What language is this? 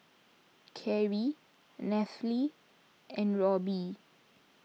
English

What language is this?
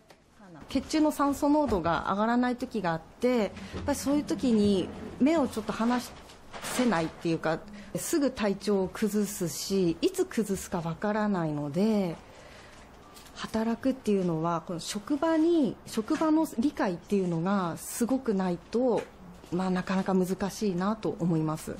Japanese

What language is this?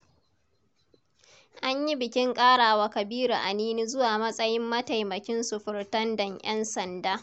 Hausa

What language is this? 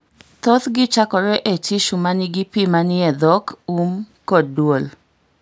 Luo (Kenya and Tanzania)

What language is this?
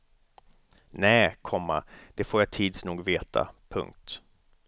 Swedish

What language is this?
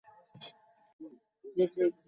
Bangla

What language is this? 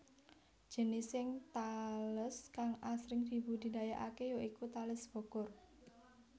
Javanese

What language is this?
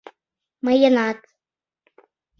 Mari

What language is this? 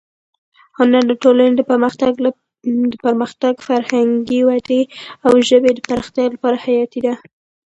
Pashto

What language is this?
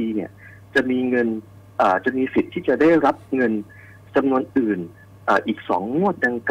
Thai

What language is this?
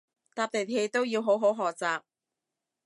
Cantonese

